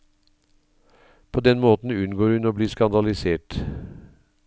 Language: Norwegian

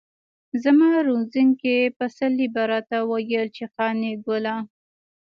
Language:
Pashto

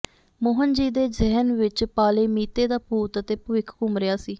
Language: Punjabi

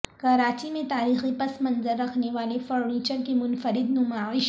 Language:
Urdu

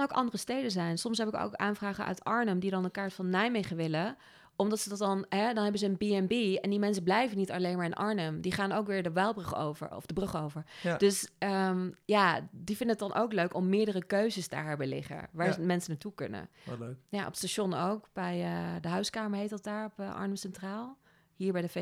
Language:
Dutch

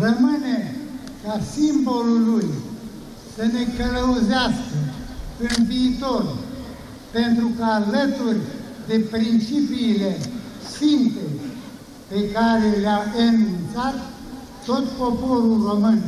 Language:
Romanian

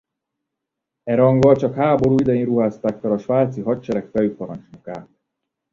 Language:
Hungarian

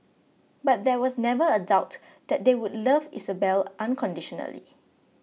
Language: English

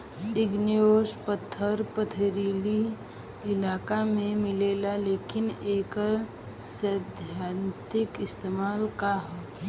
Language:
Bhojpuri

